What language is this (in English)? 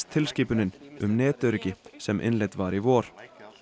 Icelandic